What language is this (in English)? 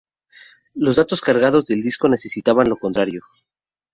Spanish